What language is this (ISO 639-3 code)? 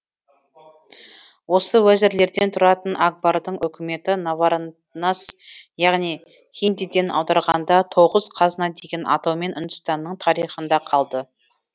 kaz